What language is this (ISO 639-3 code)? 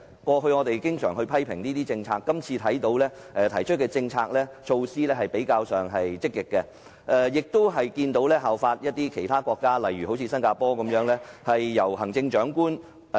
yue